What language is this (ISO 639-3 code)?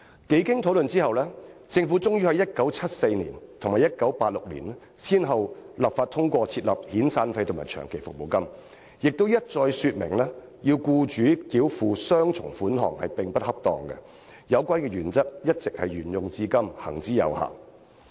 yue